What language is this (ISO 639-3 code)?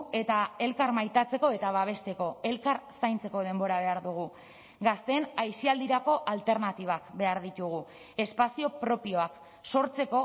eus